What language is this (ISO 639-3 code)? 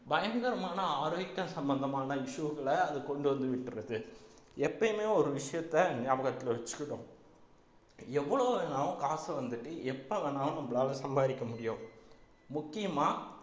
tam